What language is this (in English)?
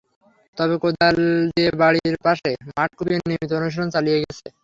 Bangla